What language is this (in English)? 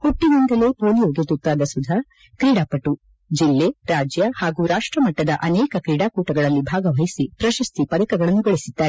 Kannada